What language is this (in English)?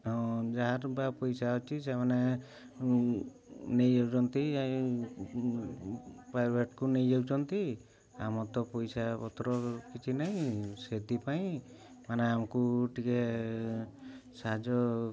Odia